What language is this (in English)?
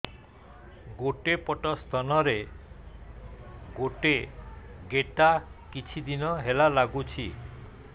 Odia